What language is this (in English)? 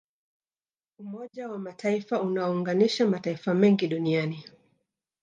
Swahili